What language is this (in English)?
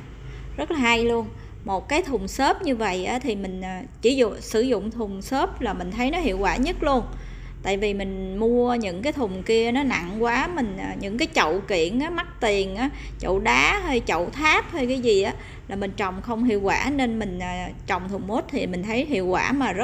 Vietnamese